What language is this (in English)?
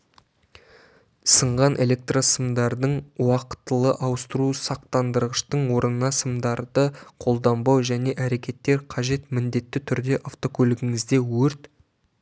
Kazakh